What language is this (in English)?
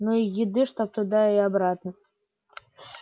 Russian